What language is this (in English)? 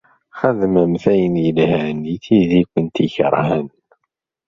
Kabyle